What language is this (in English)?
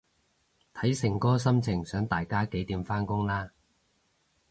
Cantonese